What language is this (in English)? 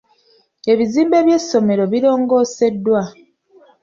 Ganda